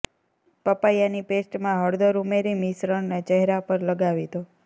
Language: Gujarati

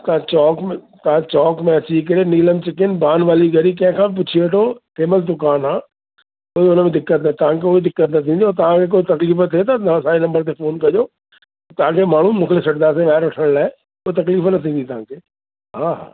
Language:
Sindhi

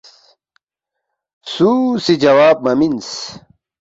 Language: Balti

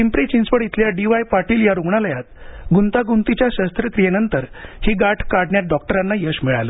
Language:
Marathi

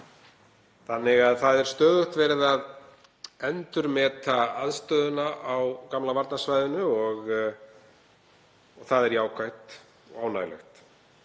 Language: Icelandic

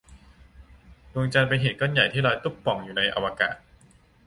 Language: Thai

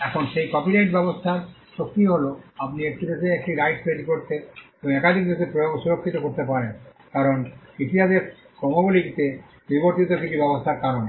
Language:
Bangla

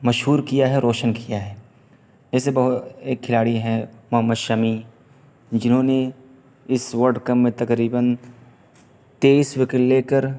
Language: Urdu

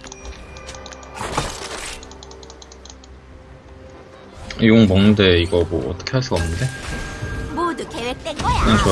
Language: Korean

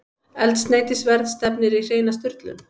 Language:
Icelandic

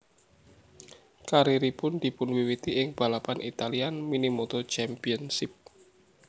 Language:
Javanese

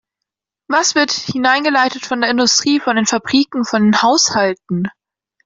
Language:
German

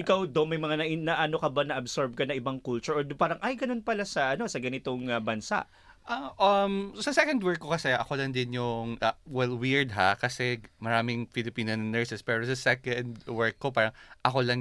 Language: Filipino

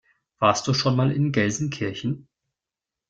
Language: German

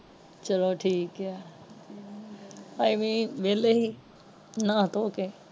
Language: Punjabi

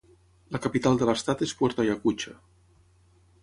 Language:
Catalan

